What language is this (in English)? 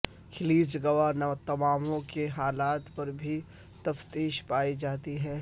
Urdu